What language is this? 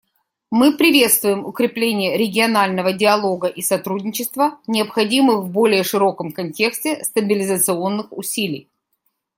Russian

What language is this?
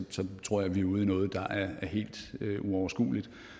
Danish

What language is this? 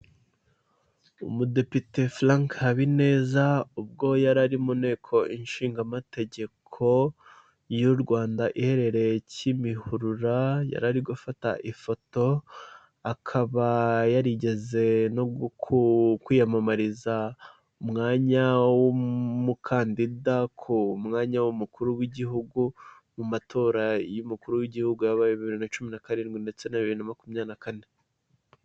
Kinyarwanda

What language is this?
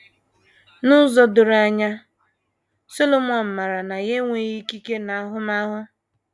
Igbo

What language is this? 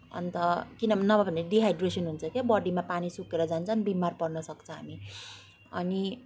Nepali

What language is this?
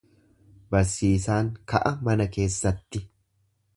Oromo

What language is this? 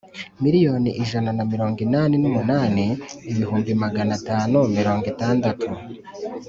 Kinyarwanda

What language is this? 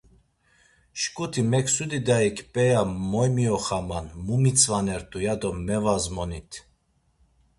Laz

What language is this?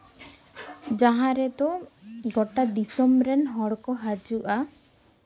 Santali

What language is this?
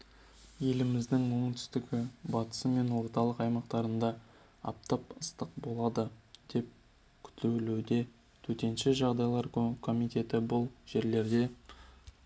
Kazakh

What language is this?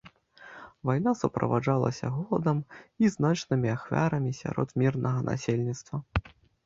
Belarusian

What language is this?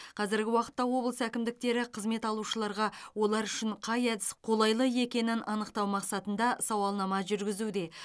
Kazakh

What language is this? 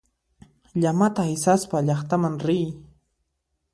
Puno Quechua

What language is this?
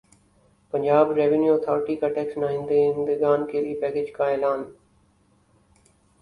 Urdu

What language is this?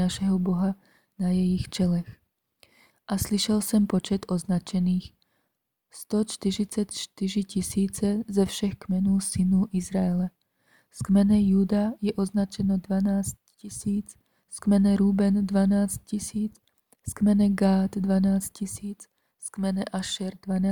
Czech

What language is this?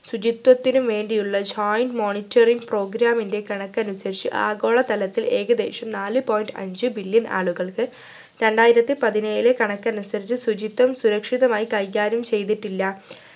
Malayalam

